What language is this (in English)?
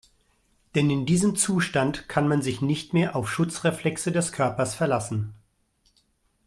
German